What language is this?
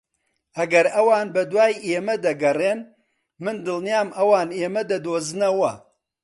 Central Kurdish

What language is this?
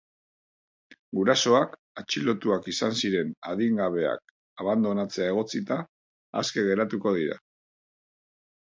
Basque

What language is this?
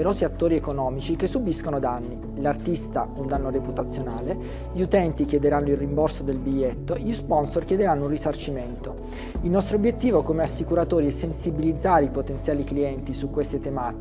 Italian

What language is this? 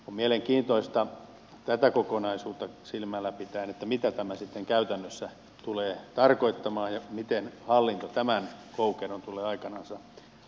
Finnish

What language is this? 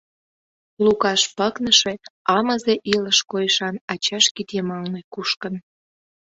Mari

